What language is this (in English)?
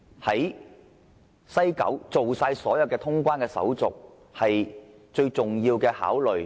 Cantonese